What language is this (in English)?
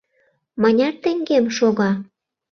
Mari